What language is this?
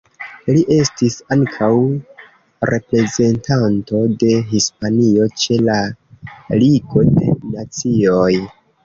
Esperanto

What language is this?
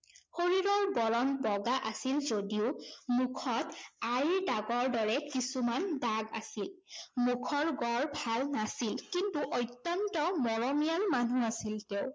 Assamese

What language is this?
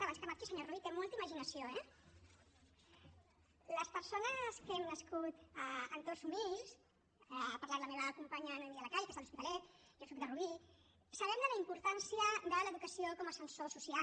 Catalan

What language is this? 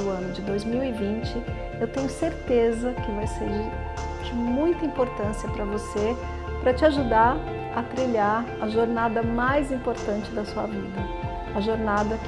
Portuguese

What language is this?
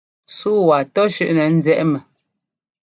Ngomba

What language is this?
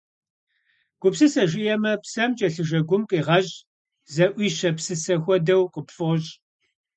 Kabardian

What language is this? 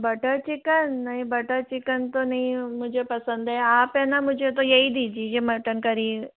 Hindi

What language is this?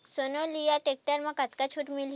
Chhattisgarhi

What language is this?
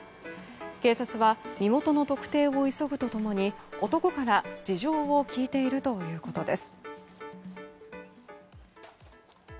Japanese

